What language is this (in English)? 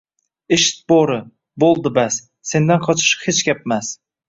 Uzbek